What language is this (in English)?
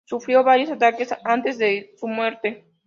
Spanish